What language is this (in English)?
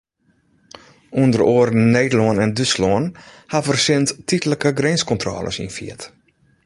Western Frisian